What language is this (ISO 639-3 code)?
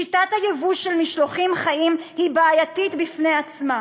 heb